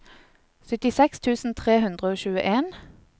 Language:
Norwegian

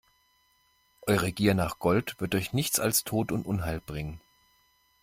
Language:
German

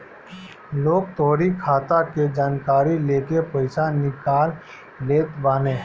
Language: Bhojpuri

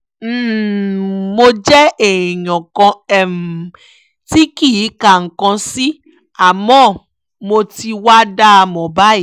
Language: Yoruba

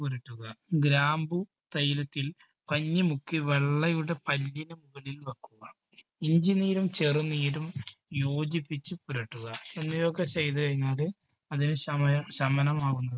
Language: Malayalam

